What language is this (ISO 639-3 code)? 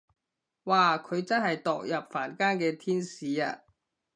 yue